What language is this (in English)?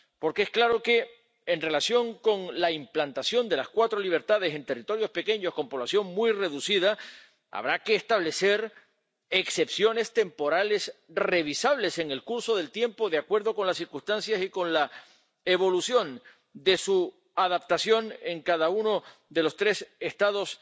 Spanish